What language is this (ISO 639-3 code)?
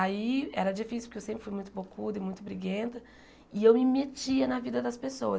por